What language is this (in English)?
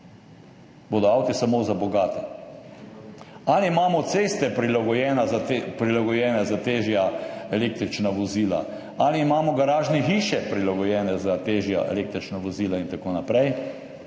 Slovenian